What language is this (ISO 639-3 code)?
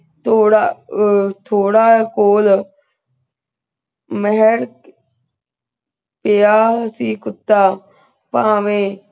pan